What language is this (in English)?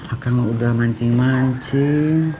Indonesian